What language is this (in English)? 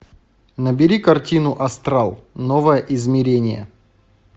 Russian